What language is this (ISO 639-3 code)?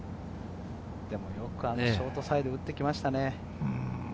jpn